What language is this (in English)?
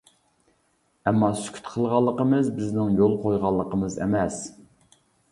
Uyghur